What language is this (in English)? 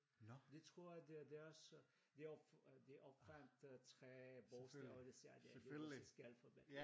Danish